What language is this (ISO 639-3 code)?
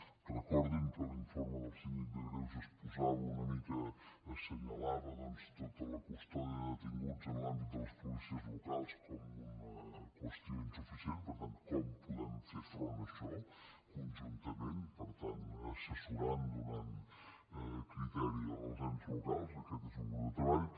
cat